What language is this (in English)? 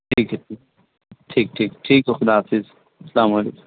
Urdu